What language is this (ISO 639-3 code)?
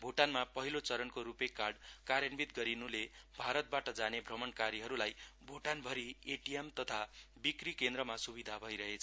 nep